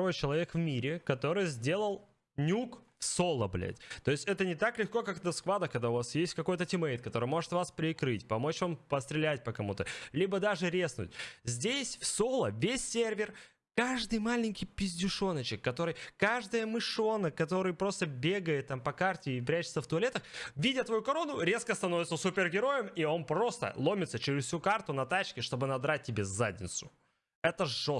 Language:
Russian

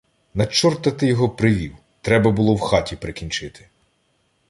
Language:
Ukrainian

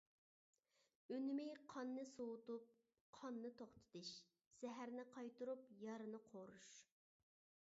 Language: Uyghur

